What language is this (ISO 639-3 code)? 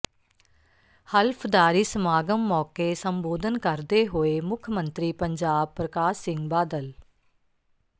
pan